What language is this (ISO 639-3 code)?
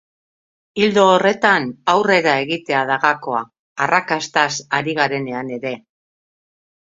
eus